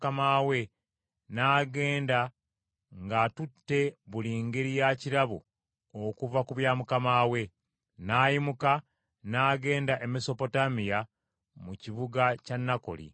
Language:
Ganda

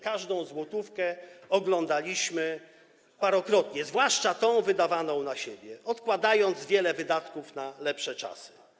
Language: Polish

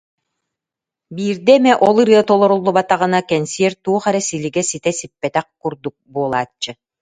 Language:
Yakut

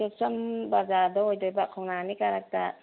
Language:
Manipuri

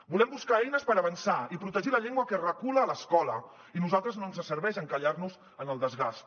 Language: Catalan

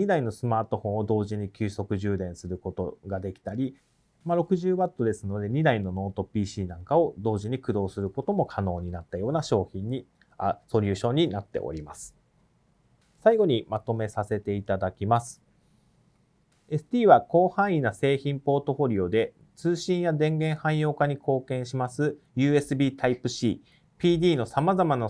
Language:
Japanese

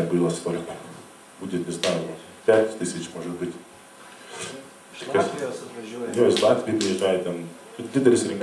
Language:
Lithuanian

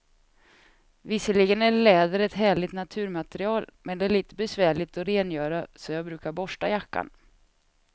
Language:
Swedish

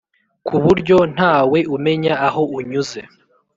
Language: Kinyarwanda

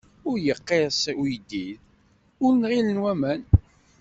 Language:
Kabyle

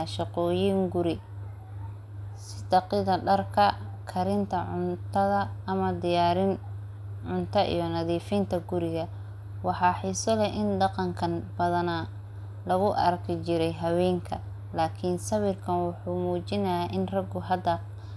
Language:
Somali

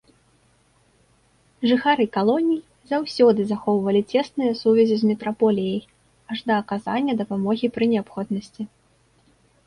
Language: Belarusian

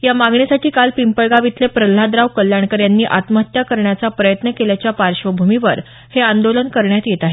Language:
Marathi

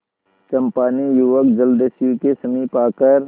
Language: Hindi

